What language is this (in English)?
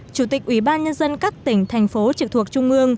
Vietnamese